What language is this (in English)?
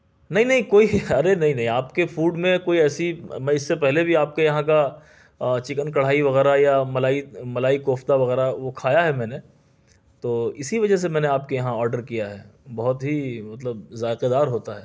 Urdu